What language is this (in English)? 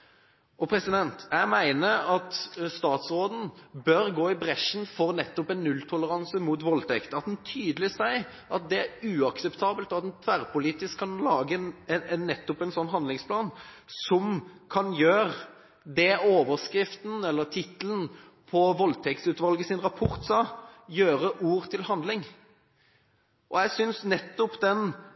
Norwegian Bokmål